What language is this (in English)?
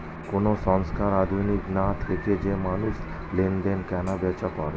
Bangla